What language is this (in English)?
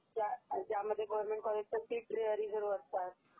Marathi